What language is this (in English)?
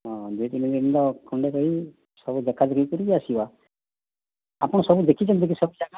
Odia